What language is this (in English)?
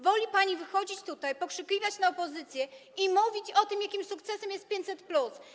Polish